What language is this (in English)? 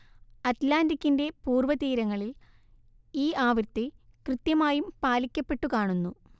Malayalam